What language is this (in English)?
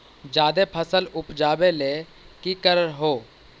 Magahi